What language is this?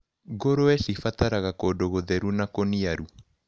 Kikuyu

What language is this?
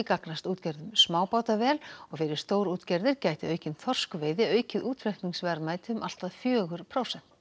Icelandic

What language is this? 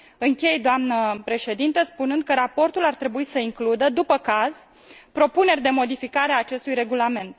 Romanian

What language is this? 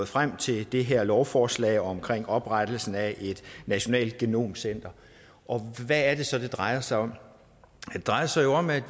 Danish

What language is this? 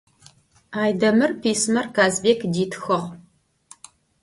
Adyghe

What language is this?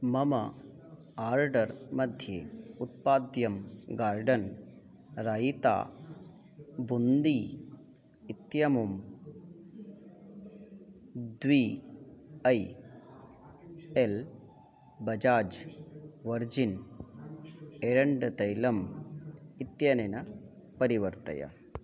Sanskrit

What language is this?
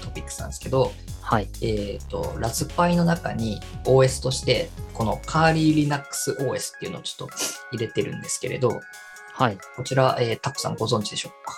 Japanese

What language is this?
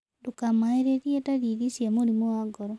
Kikuyu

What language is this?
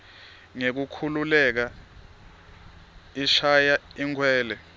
Swati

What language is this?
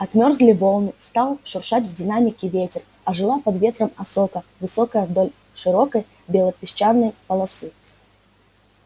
Russian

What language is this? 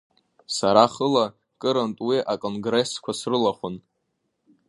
Abkhazian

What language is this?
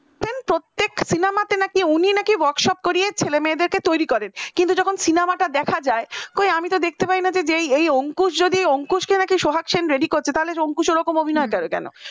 Bangla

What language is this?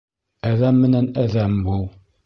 Bashkir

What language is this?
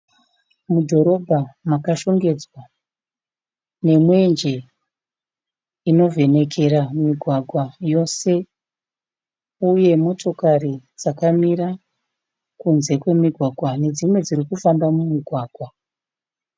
Shona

